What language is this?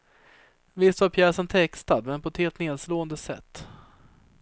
Swedish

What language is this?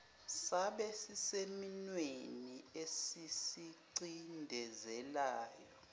Zulu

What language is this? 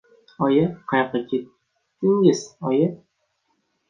Uzbek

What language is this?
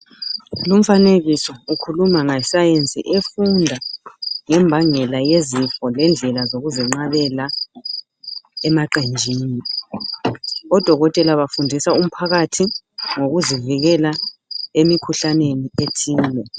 North Ndebele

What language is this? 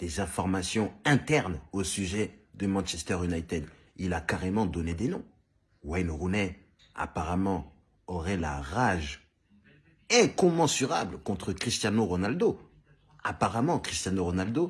French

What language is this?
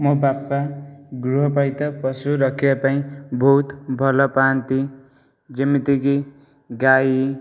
Odia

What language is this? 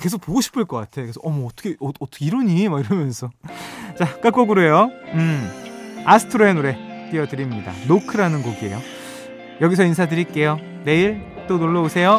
Korean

